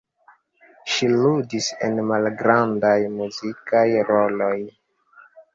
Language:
Esperanto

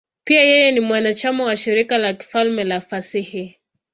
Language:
Swahili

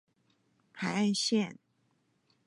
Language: Chinese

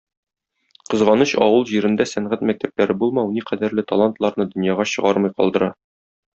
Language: Tatar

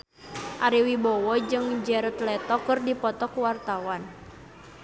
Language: Sundanese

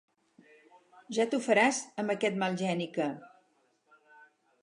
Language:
Catalan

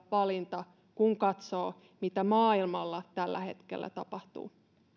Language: Finnish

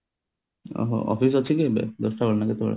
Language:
Odia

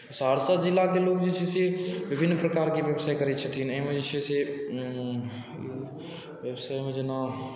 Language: Maithili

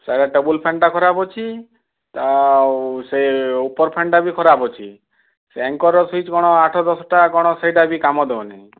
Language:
Odia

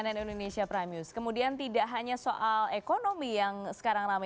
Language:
Indonesian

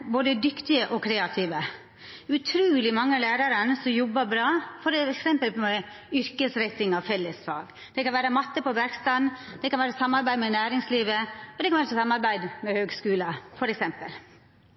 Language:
Norwegian Nynorsk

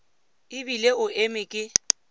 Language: Tswana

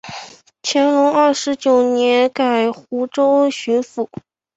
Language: Chinese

